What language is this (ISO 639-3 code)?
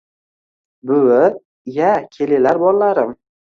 uzb